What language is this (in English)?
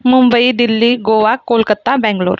Marathi